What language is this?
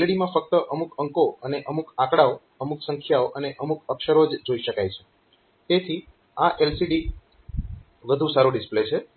Gujarati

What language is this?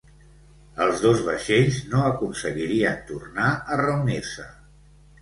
Catalan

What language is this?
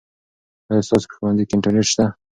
Pashto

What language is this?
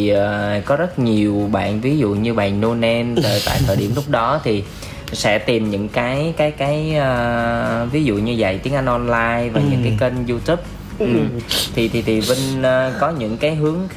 Vietnamese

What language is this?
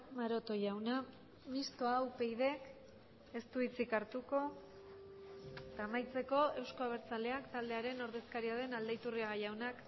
Basque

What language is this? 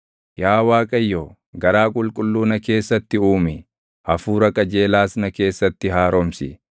Oromo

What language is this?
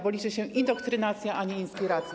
Polish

